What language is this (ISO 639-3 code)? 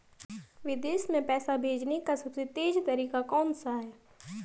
hin